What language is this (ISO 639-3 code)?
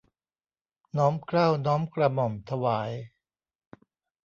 tha